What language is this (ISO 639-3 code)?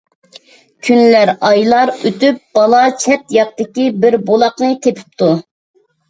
uig